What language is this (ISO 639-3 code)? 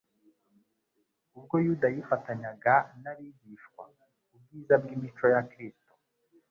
kin